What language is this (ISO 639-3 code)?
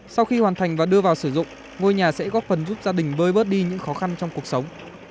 vie